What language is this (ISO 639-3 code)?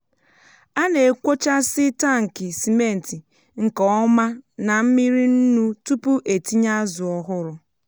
ibo